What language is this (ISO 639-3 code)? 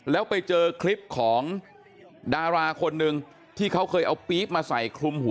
tha